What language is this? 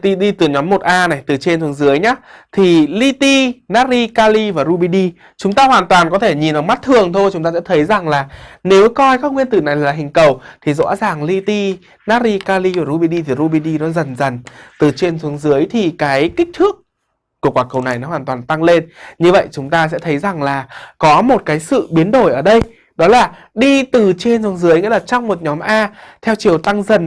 Vietnamese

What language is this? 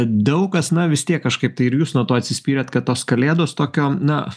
Lithuanian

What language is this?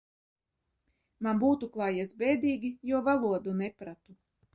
Latvian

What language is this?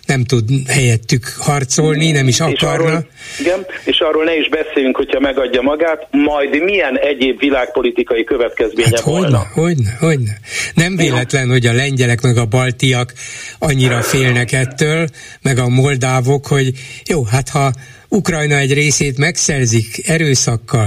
Hungarian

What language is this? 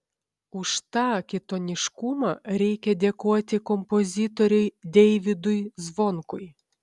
Lithuanian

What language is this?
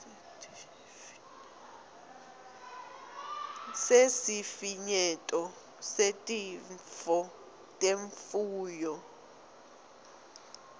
Swati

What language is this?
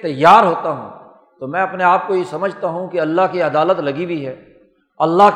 Urdu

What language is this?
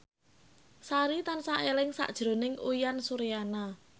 Javanese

